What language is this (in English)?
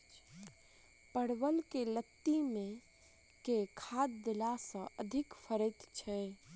Maithili